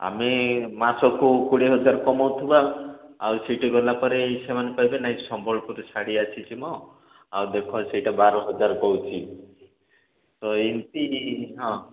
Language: Odia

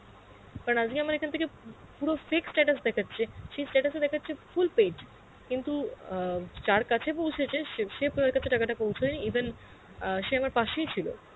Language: Bangla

